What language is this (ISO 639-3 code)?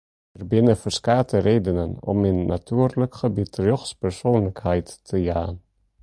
fry